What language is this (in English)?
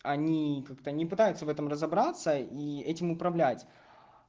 Russian